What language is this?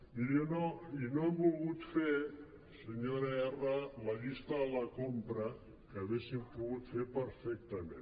Catalan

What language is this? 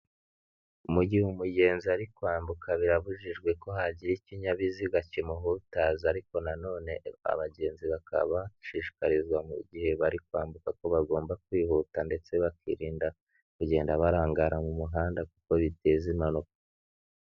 Kinyarwanda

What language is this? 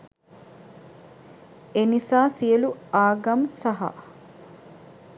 Sinhala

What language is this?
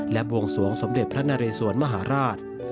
Thai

